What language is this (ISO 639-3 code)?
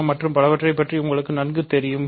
tam